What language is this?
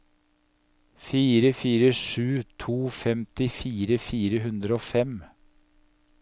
Norwegian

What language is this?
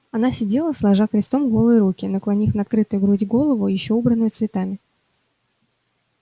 Russian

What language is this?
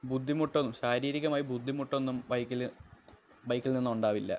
Malayalam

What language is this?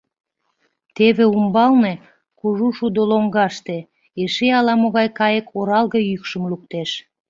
Mari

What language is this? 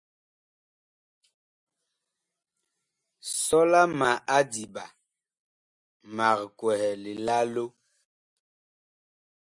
Bakoko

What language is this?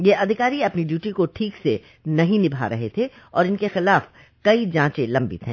Hindi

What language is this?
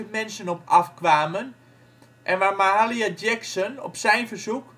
Dutch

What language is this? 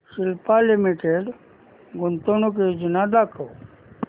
Marathi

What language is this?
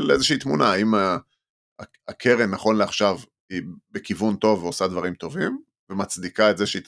Hebrew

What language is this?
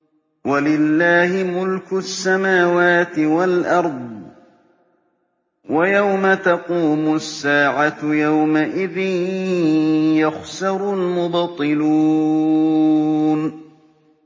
Arabic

